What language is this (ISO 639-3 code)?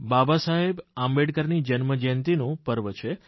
guj